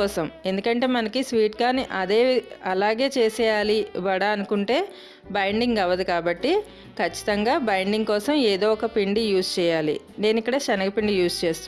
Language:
English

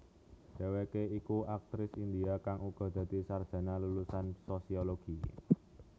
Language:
Javanese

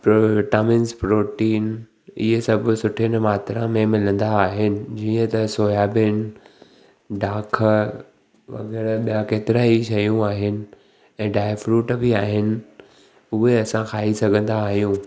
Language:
Sindhi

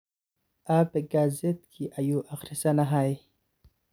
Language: Somali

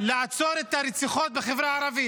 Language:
Hebrew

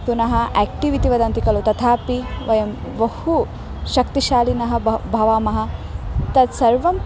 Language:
Sanskrit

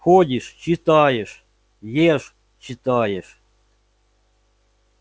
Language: Russian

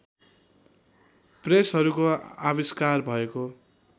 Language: Nepali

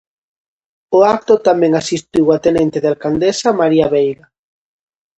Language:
Galician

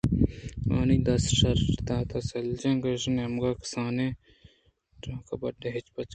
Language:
Eastern Balochi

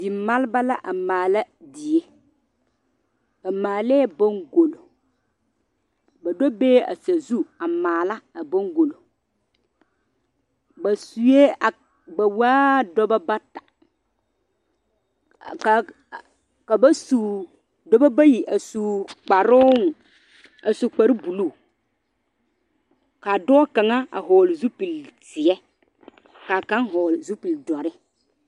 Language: Southern Dagaare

